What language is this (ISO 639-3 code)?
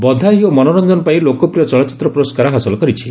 ori